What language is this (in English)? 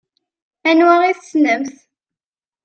Kabyle